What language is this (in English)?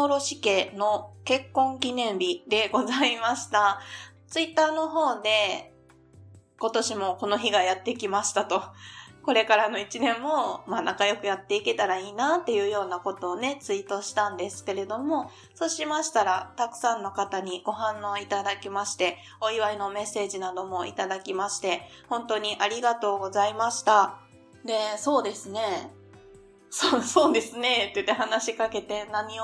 Japanese